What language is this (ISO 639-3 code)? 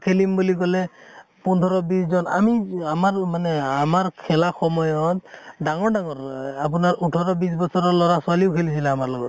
asm